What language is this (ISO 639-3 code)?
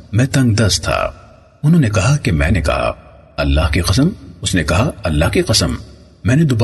urd